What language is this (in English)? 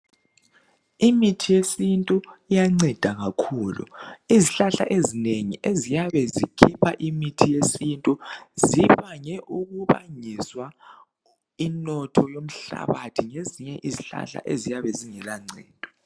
North Ndebele